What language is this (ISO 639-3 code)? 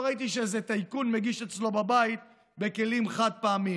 heb